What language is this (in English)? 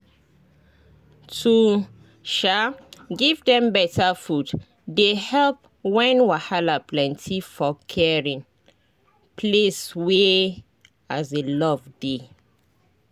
Nigerian Pidgin